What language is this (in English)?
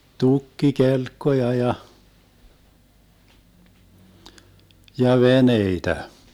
Finnish